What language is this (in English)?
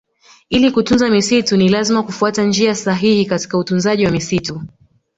Swahili